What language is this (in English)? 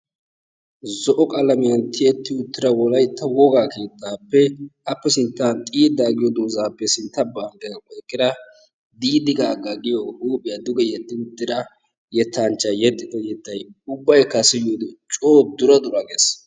Wolaytta